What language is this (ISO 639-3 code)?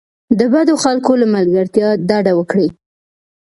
pus